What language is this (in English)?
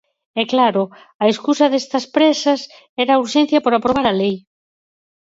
Galician